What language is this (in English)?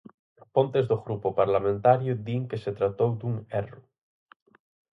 Galician